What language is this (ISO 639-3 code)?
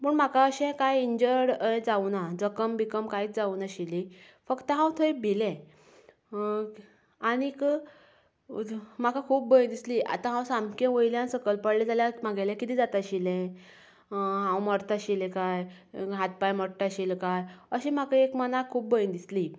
kok